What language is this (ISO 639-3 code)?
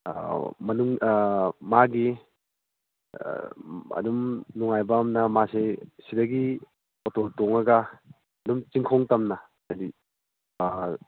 mni